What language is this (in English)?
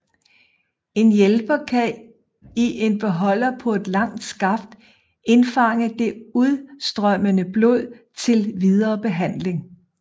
Danish